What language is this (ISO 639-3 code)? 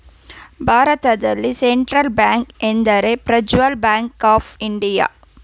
kan